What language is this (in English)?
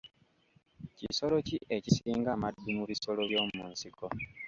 Ganda